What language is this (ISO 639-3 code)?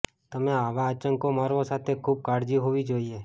guj